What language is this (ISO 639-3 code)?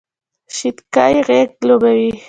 pus